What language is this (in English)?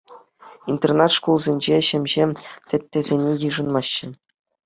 Chuvash